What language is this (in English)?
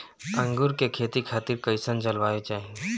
Bhojpuri